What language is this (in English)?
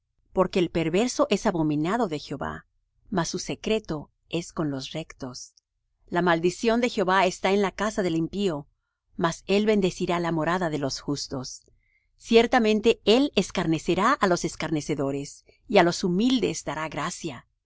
Spanish